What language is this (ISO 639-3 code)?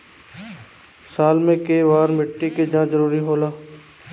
bho